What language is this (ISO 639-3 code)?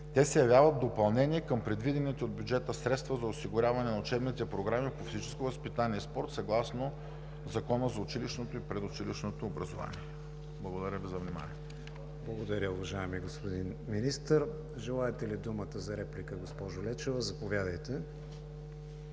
bul